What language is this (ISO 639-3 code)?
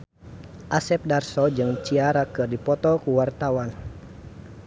sun